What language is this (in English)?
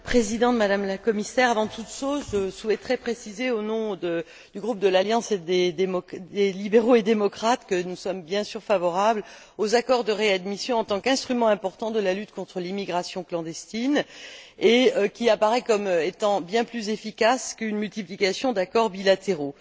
French